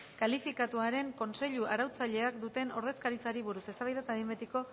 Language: Basque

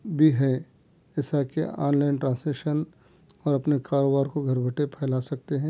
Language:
Urdu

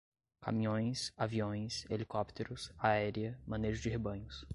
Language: Portuguese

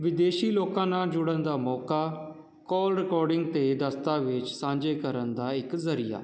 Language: Punjabi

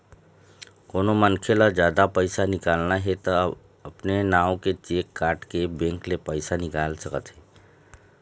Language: Chhattisgarhi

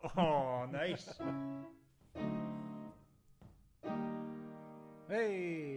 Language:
Welsh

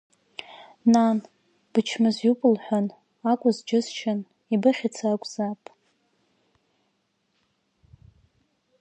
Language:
Abkhazian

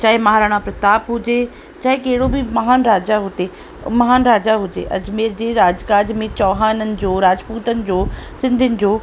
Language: Sindhi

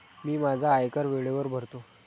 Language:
Marathi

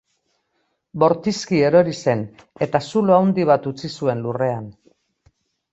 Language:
Basque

